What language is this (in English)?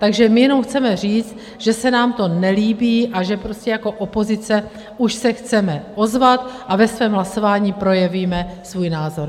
Czech